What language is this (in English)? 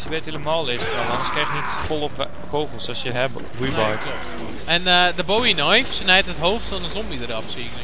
Dutch